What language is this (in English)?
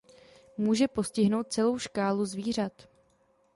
Czech